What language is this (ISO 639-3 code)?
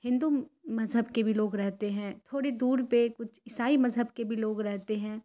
urd